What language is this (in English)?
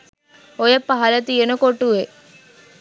Sinhala